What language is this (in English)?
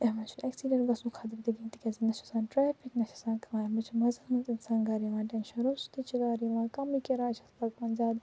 Kashmiri